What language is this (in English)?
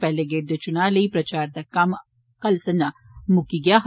Dogri